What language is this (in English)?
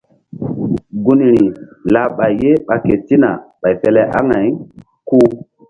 Mbum